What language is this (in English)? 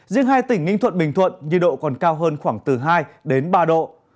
Vietnamese